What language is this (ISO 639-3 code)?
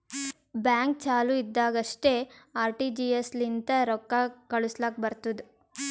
kan